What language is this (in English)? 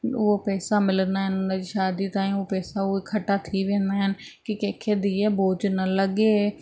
Sindhi